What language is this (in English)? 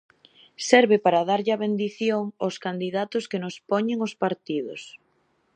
Galician